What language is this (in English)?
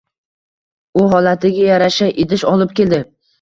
Uzbek